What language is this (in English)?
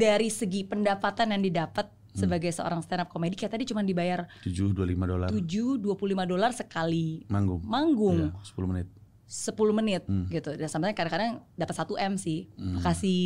Indonesian